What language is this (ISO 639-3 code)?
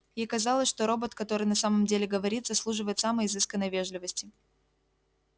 rus